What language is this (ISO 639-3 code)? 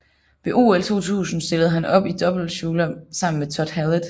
dan